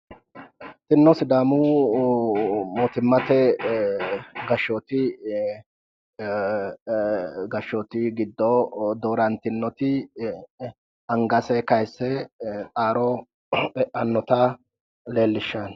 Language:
Sidamo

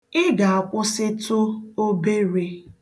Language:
Igbo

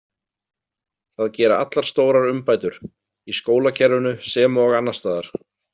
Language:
Icelandic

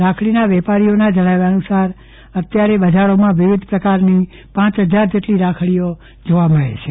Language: Gujarati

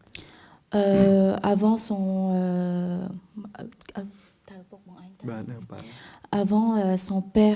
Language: French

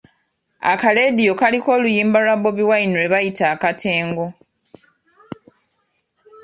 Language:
Ganda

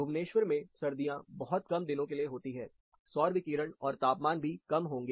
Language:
Hindi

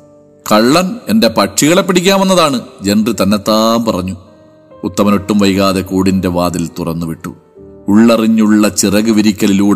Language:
Malayalam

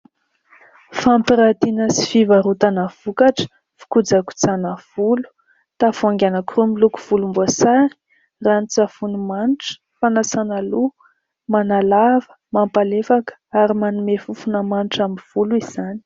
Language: Malagasy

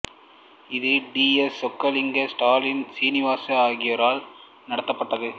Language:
Tamil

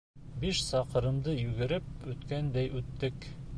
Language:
Bashkir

